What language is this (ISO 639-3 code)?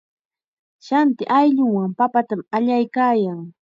qxa